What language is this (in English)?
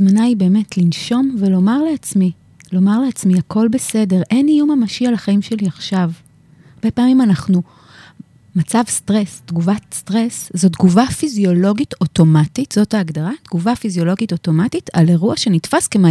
Hebrew